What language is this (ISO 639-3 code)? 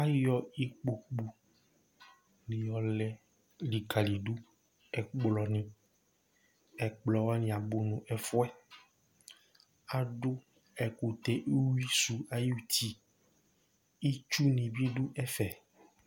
kpo